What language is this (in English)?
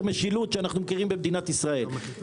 Hebrew